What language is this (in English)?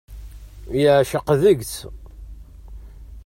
Kabyle